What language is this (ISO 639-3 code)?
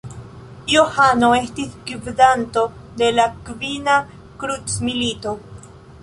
epo